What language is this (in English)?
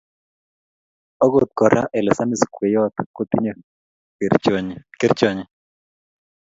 Kalenjin